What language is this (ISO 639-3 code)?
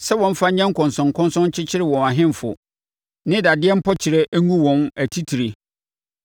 aka